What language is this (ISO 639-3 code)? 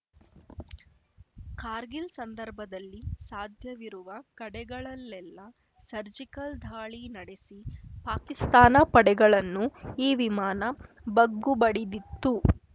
kan